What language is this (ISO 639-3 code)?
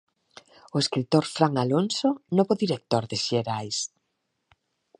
glg